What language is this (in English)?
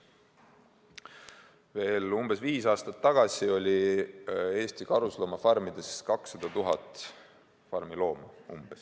Estonian